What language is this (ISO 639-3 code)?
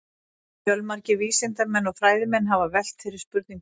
isl